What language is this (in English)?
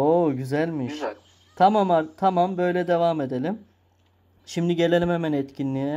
Turkish